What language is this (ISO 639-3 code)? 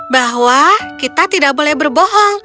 ind